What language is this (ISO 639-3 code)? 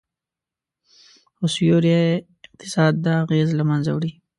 pus